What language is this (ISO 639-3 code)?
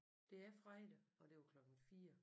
dan